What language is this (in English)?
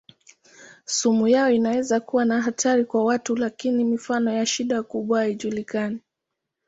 Swahili